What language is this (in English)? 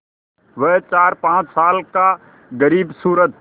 Hindi